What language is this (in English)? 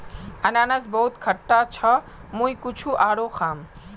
Magahi